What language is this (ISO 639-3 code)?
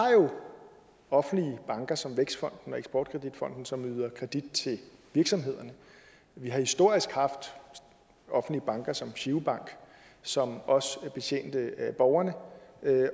dan